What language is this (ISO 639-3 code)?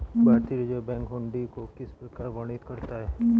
hin